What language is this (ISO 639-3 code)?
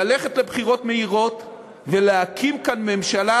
heb